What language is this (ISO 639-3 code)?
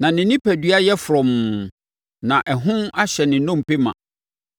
aka